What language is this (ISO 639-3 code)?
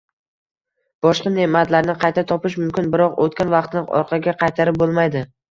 uzb